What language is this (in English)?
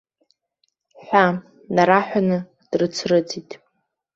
Abkhazian